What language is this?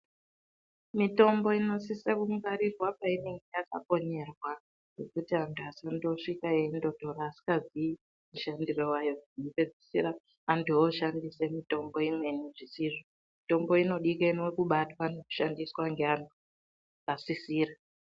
Ndau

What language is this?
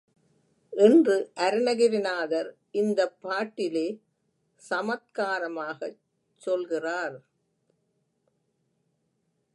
Tamil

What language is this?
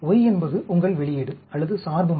Tamil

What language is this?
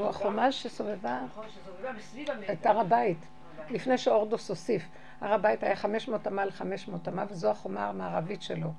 Hebrew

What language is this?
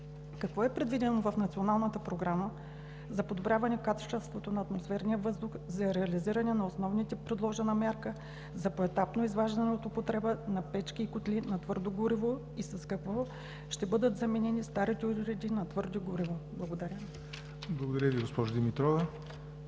Bulgarian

